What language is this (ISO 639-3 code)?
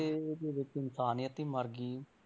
pan